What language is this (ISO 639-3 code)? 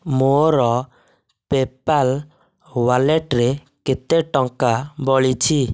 ori